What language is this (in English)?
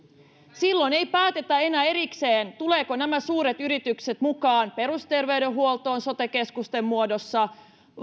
Finnish